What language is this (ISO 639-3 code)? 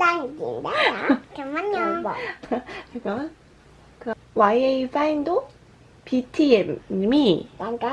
kor